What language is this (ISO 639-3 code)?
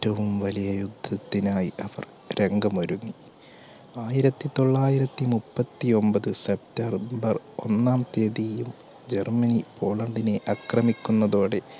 mal